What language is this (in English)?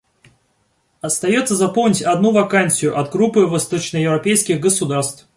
Russian